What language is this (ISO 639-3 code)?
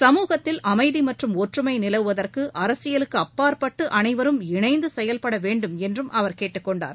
tam